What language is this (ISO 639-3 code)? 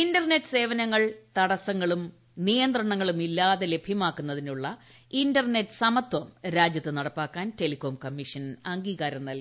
mal